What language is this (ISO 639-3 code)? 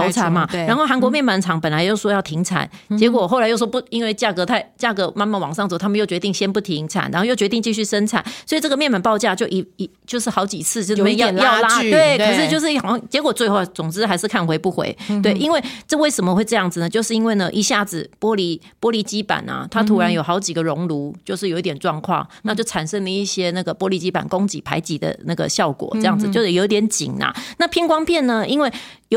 zho